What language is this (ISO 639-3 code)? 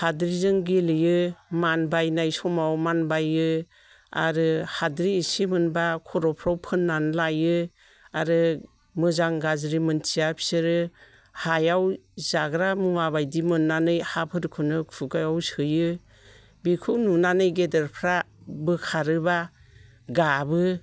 brx